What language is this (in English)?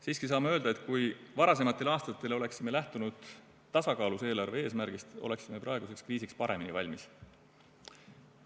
Estonian